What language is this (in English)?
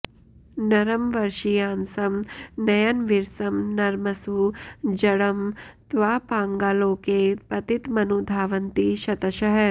Sanskrit